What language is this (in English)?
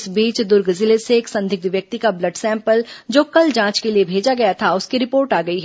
Hindi